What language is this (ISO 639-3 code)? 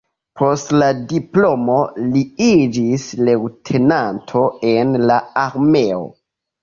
epo